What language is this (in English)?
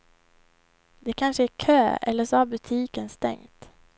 Swedish